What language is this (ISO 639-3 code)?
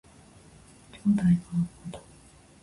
jpn